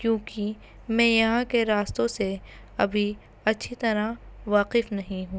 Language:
Urdu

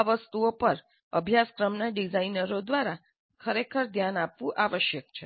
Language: Gujarati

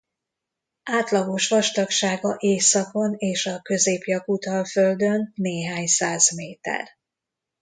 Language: Hungarian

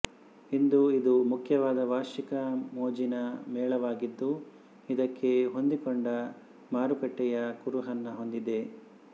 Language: Kannada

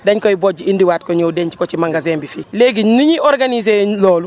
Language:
Wolof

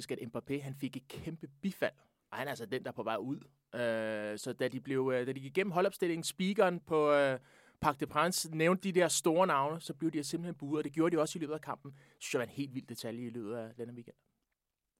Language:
Danish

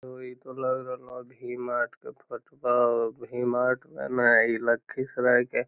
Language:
Magahi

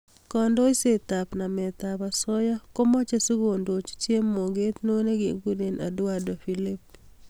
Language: Kalenjin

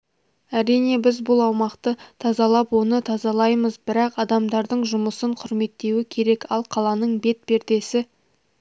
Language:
Kazakh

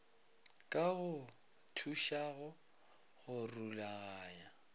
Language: Northern Sotho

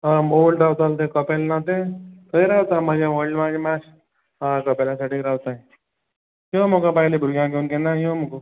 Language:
Konkani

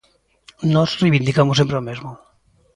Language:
Galician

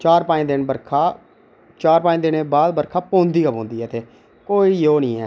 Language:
Dogri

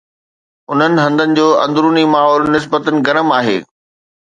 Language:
Sindhi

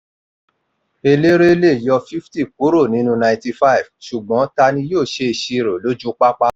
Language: Yoruba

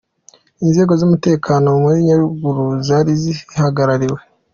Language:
Kinyarwanda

